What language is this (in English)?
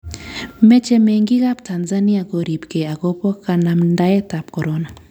Kalenjin